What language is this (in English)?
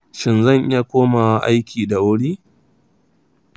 Hausa